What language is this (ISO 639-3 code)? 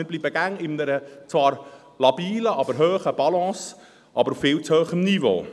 gsw